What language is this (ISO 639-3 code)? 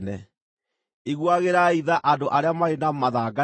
kik